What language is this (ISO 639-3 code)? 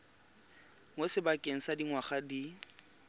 tsn